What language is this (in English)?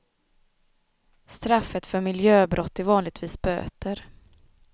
Swedish